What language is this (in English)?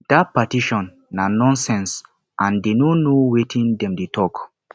Nigerian Pidgin